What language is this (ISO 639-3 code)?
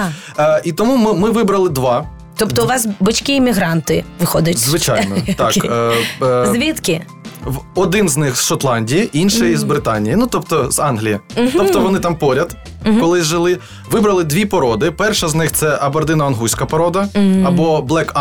ukr